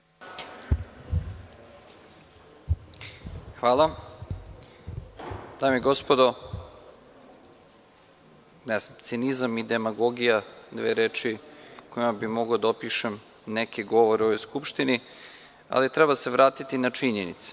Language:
Serbian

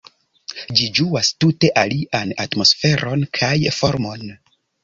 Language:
Esperanto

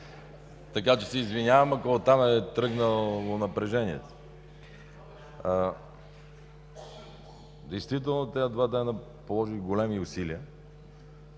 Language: Bulgarian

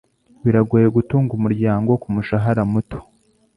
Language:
Kinyarwanda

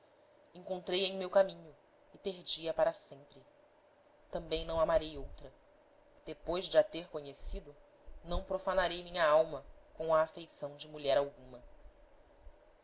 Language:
Portuguese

